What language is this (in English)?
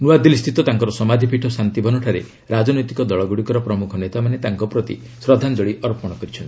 Odia